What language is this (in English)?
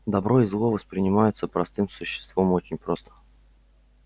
Russian